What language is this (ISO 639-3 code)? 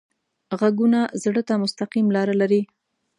pus